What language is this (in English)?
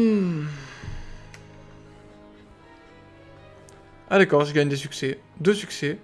French